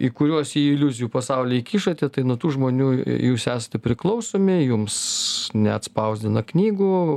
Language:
Lithuanian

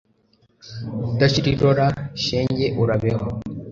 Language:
Kinyarwanda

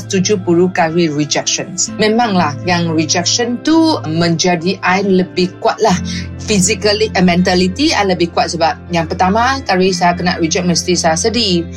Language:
Malay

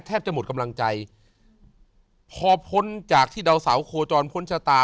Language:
Thai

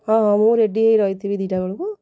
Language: Odia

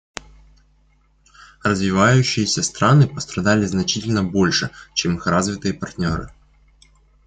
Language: Russian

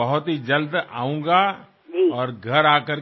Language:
Bangla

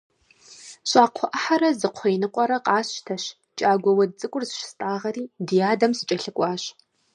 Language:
Kabardian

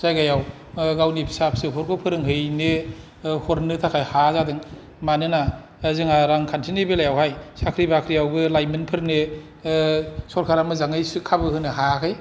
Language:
Bodo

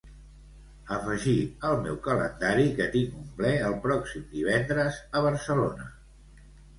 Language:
Catalan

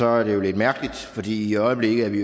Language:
Danish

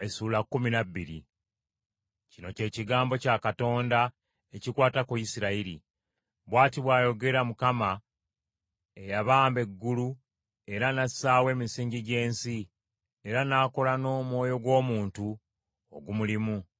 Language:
Ganda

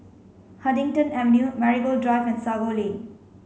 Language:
English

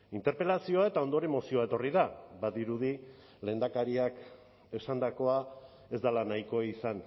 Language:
Basque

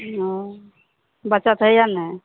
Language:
Maithili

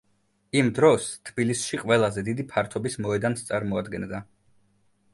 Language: Georgian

